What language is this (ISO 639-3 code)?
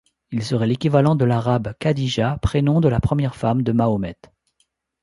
fra